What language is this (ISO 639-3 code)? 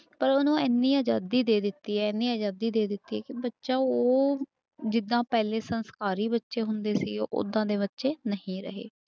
pan